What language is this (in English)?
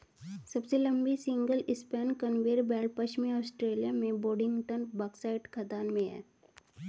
Hindi